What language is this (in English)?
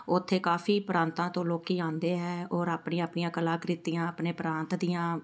Punjabi